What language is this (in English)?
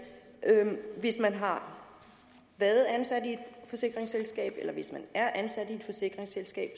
Danish